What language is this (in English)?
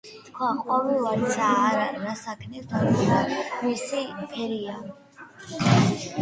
Georgian